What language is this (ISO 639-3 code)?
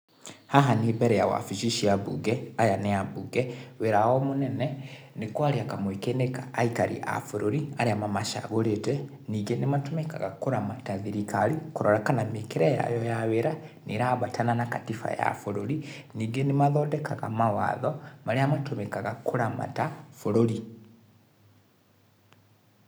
kik